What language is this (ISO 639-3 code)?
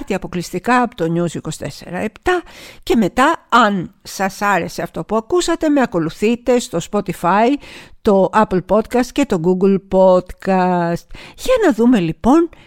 ell